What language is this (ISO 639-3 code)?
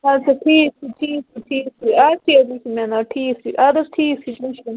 kas